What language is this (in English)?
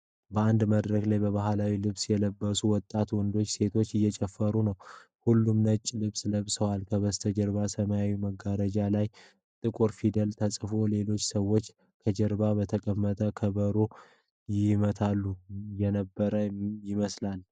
Amharic